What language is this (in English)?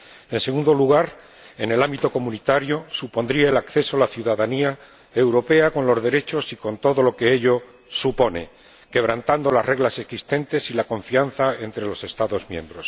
Spanish